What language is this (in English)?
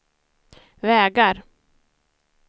Swedish